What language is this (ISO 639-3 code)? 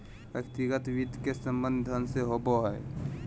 mag